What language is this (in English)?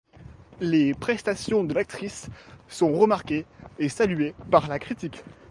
French